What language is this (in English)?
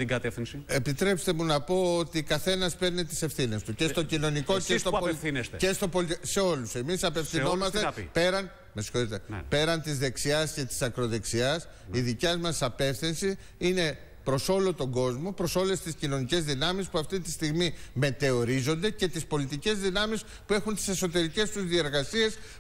Greek